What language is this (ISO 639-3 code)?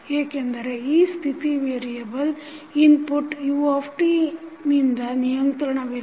kan